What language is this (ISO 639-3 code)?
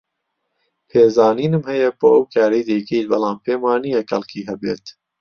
ckb